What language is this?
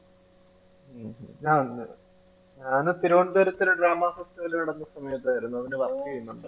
Malayalam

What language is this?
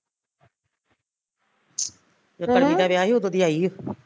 Punjabi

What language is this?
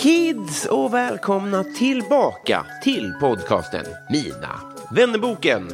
Swedish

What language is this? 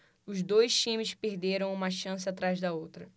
Portuguese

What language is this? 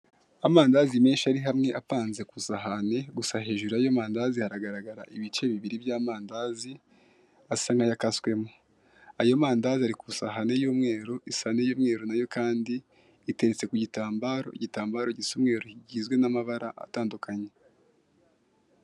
Kinyarwanda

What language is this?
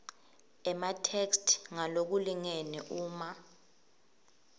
Swati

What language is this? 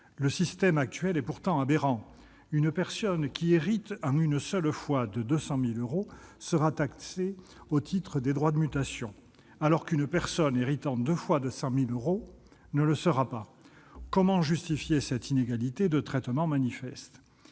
French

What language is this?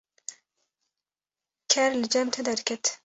Kurdish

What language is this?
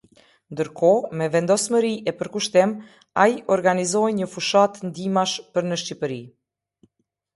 Albanian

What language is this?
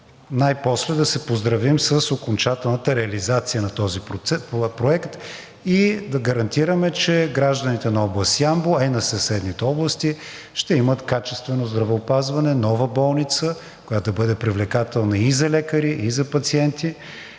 Bulgarian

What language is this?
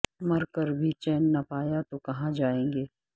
Urdu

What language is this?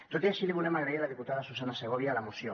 Catalan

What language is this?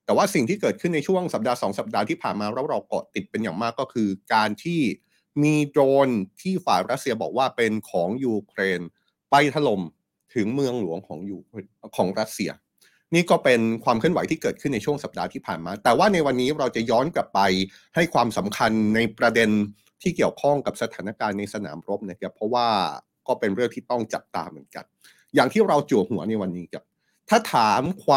Thai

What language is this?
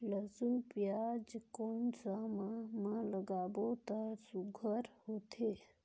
Chhattisgarhi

